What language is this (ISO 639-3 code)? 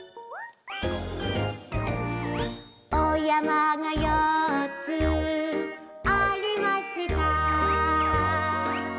jpn